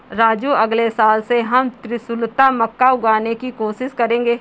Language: Hindi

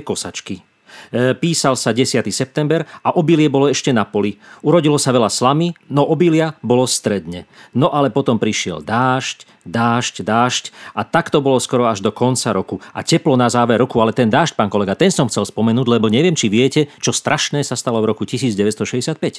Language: Slovak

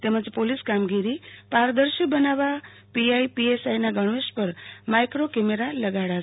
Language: Gujarati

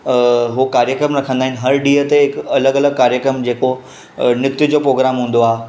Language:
Sindhi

